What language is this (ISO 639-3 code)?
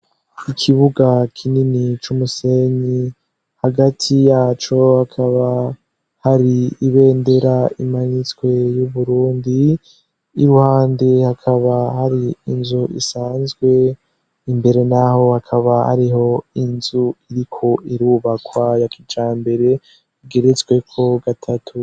run